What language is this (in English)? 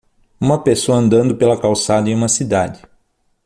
Portuguese